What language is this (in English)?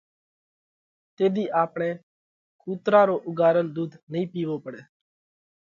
Parkari Koli